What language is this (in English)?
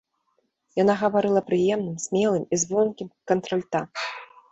Belarusian